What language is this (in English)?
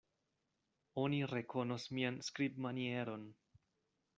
Esperanto